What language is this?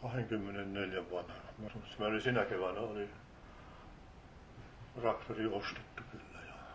Finnish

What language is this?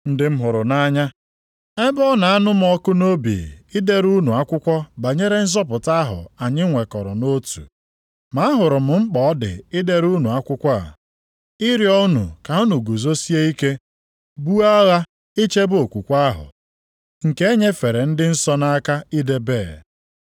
Igbo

